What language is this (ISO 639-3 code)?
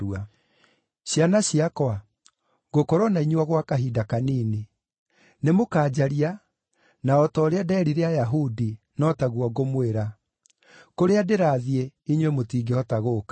kik